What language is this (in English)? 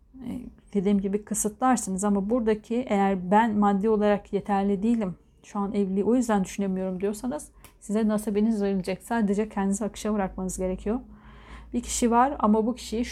Turkish